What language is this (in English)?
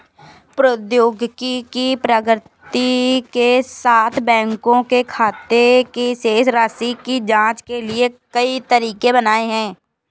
Hindi